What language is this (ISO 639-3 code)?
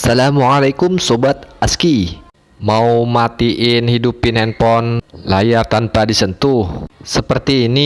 ind